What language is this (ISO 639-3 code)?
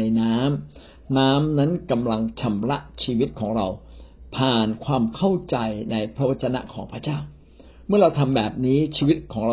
tha